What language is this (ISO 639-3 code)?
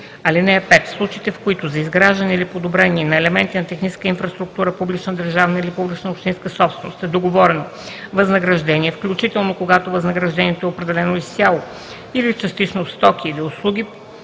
bul